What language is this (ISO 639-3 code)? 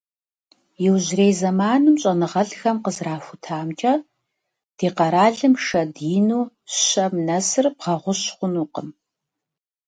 kbd